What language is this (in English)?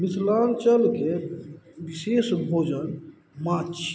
Maithili